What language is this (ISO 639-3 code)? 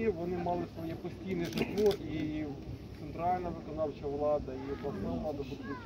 ukr